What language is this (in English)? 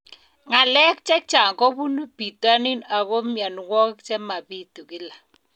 Kalenjin